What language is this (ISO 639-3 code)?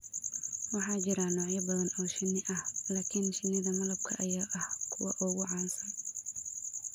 som